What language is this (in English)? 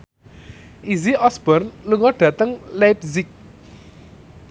Javanese